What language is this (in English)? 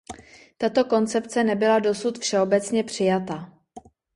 Czech